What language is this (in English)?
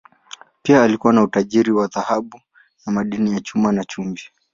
Swahili